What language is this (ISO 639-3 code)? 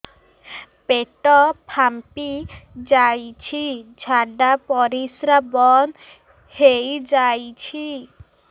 ori